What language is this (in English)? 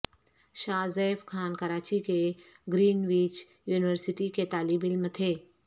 Urdu